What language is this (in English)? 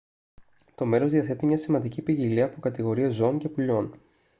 Greek